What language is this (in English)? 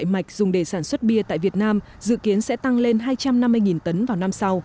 Vietnamese